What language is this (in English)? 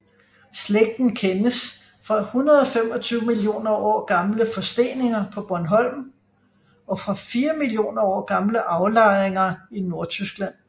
Danish